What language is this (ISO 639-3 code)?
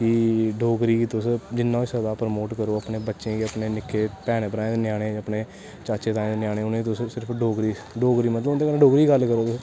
doi